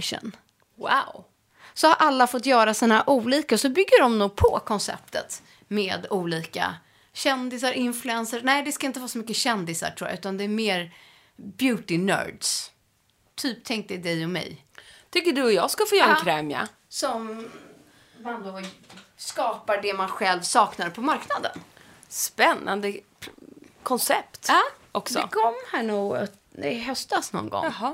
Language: Swedish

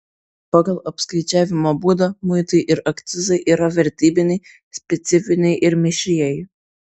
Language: Lithuanian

